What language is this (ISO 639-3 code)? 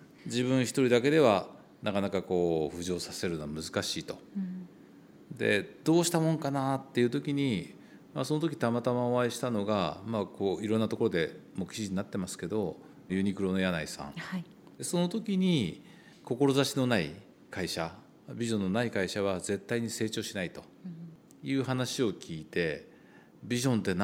jpn